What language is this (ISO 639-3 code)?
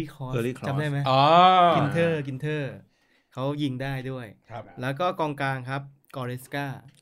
tha